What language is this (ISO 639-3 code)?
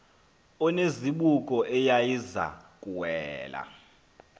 xho